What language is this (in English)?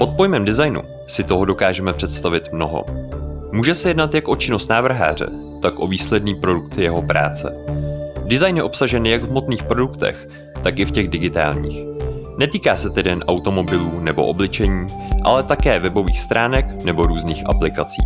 Czech